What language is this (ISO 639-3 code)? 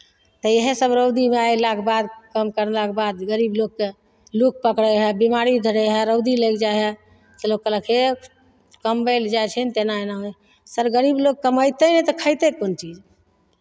mai